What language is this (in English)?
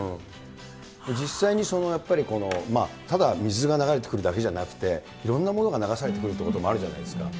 Japanese